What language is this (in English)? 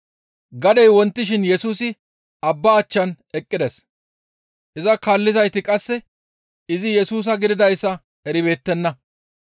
Gamo